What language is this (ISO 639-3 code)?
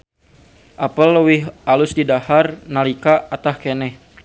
sun